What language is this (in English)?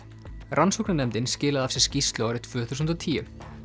Icelandic